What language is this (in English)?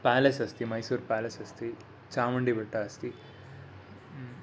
Sanskrit